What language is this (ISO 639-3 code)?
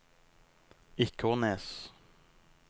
nor